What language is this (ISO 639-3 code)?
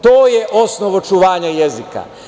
srp